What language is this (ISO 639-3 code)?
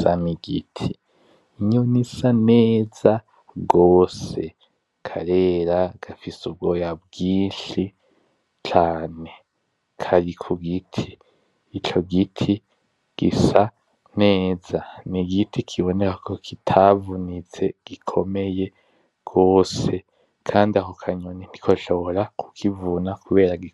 run